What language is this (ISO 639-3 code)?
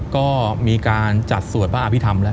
tha